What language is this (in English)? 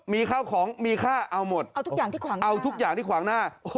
Thai